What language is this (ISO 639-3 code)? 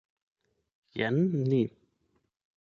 epo